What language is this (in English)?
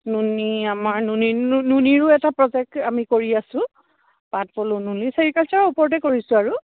Assamese